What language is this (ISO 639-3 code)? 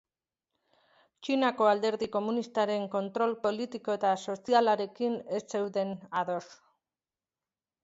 eus